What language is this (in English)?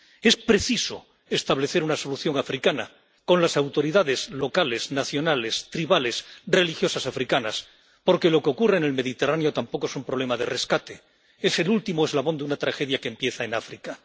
Spanish